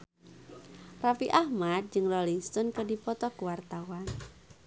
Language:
Sundanese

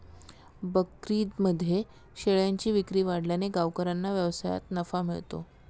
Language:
Marathi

